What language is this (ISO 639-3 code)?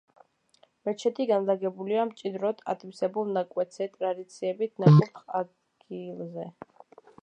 kat